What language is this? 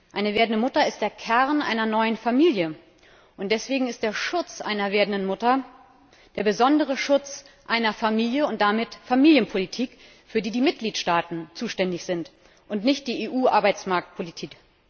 German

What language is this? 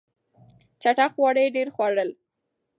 Pashto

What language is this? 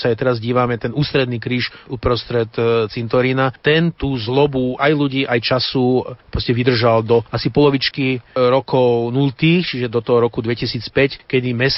Slovak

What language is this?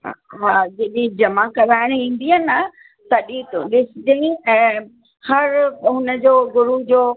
Sindhi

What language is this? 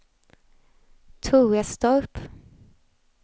Swedish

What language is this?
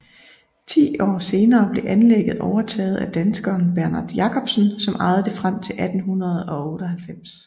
Danish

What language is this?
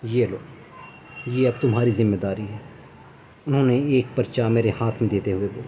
Urdu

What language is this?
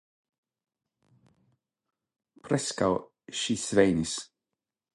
Esperanto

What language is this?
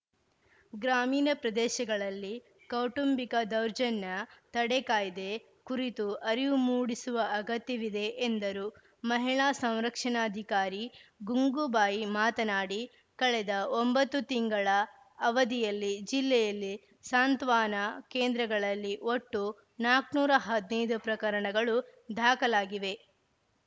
Kannada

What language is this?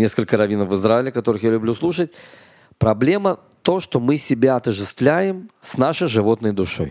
Russian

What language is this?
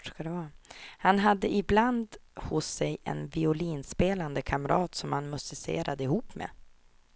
Swedish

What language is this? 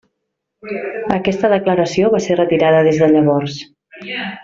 Catalan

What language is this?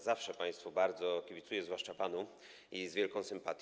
Polish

